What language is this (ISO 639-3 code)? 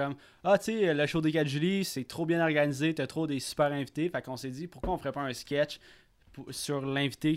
fra